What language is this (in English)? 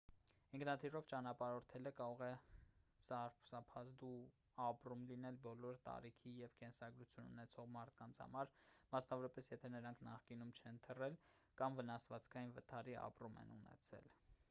Armenian